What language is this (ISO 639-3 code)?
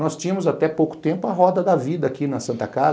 por